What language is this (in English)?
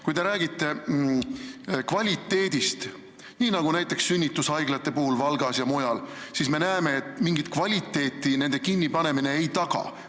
Estonian